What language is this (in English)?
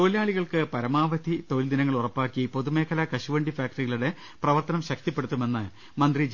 Malayalam